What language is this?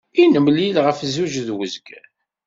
Kabyle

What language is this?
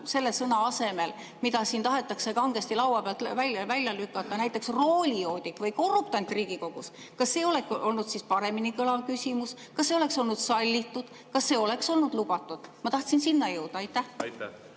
Estonian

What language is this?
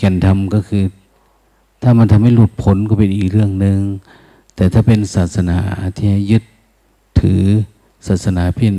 Thai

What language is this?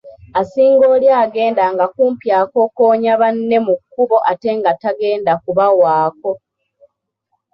Ganda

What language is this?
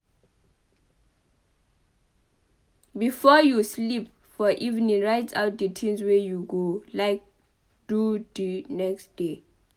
Nigerian Pidgin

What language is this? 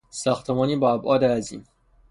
Persian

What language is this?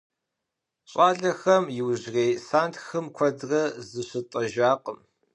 Kabardian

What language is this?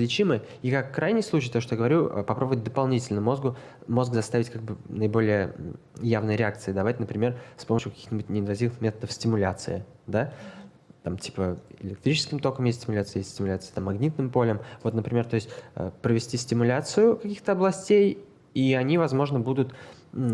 Russian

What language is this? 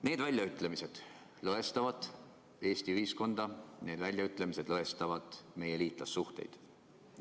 Estonian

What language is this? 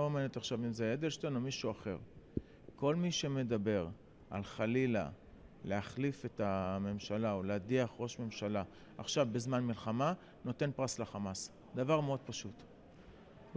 Hebrew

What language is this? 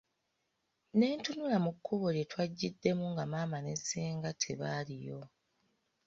Ganda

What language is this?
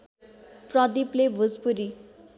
Nepali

